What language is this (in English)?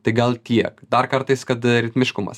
Lithuanian